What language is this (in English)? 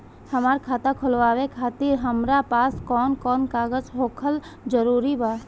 Bhojpuri